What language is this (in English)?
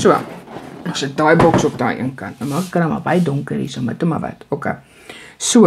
Dutch